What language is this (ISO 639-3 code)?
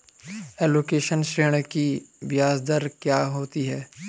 hin